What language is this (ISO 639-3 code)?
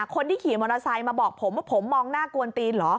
tha